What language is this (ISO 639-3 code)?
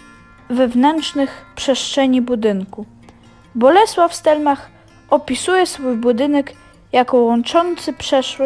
pol